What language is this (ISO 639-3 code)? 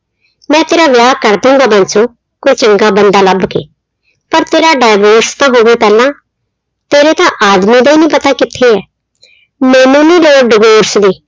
pan